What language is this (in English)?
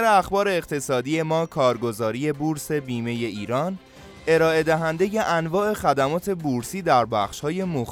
Persian